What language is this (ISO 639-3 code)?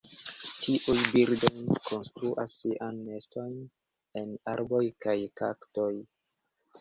epo